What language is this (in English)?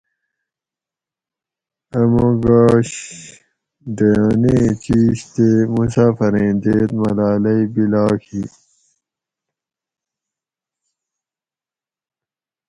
Gawri